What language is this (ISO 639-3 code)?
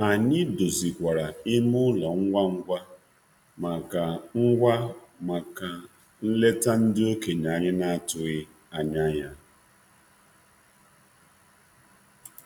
ibo